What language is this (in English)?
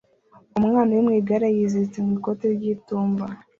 Kinyarwanda